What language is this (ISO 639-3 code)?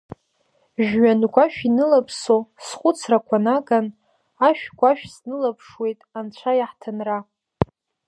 abk